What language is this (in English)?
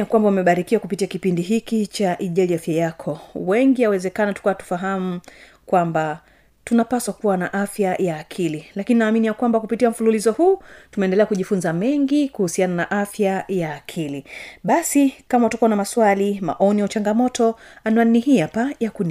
Swahili